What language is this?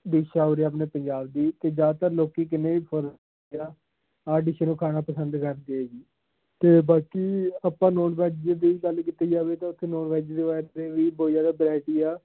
Punjabi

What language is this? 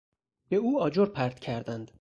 Persian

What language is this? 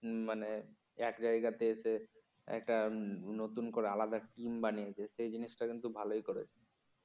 Bangla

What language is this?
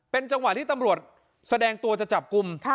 Thai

